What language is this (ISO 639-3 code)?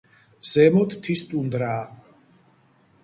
kat